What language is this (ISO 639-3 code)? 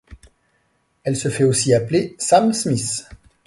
fra